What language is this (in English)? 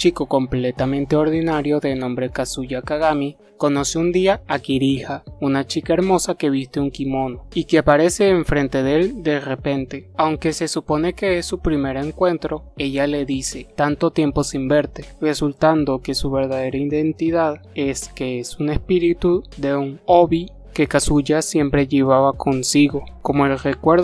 Spanish